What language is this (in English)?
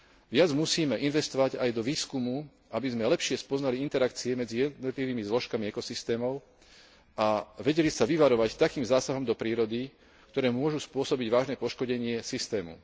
Slovak